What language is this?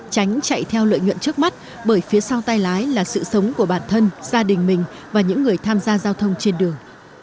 Vietnamese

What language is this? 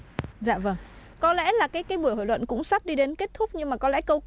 Vietnamese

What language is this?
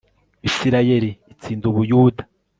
Kinyarwanda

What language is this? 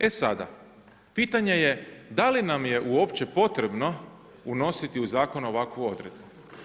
Croatian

